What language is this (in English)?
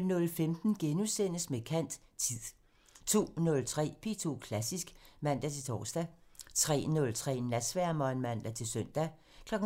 Danish